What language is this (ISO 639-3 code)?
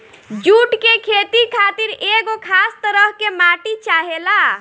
bho